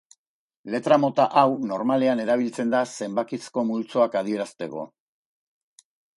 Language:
Basque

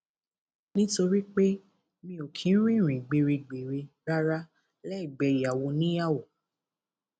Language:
Yoruba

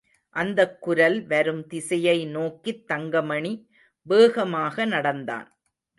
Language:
Tamil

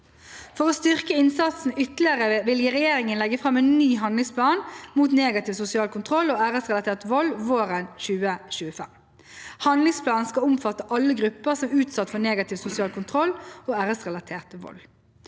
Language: Norwegian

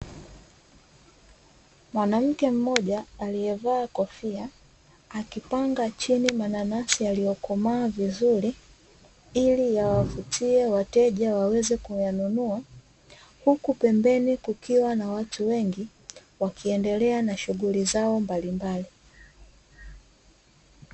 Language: Swahili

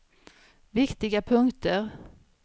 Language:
Swedish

